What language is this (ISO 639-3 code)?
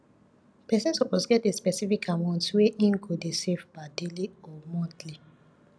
pcm